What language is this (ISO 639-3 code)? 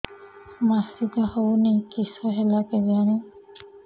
ori